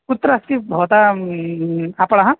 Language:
Sanskrit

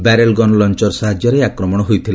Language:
Odia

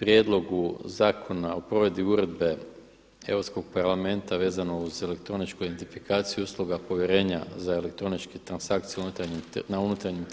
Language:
Croatian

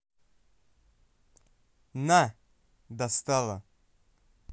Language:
Russian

